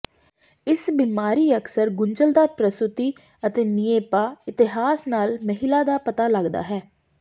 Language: Punjabi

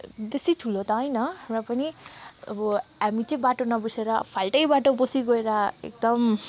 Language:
Nepali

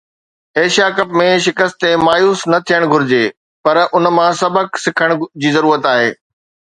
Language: Sindhi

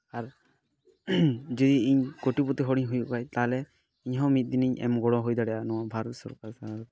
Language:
Santali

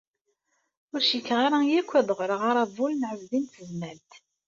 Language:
Kabyle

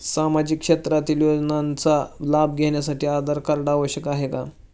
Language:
Marathi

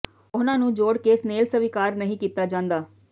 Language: Punjabi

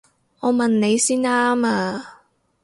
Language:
Cantonese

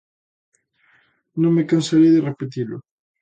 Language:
Galician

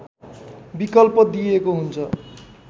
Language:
Nepali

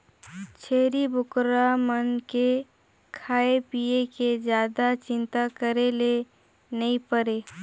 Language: Chhattisgarhi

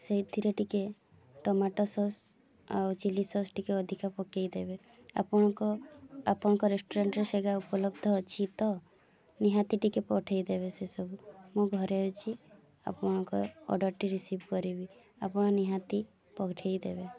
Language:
Odia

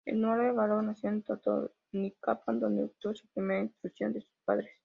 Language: Spanish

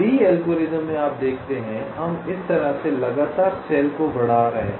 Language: Hindi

